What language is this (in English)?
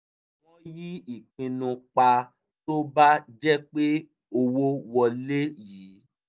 Yoruba